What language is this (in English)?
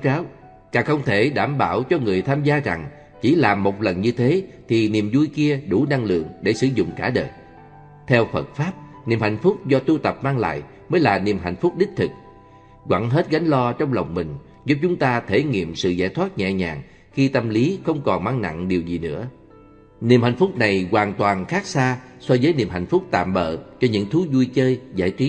Vietnamese